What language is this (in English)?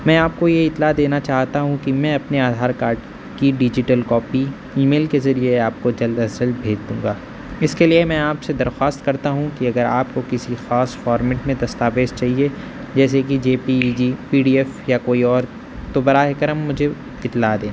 Urdu